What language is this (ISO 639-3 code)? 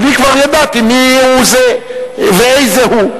heb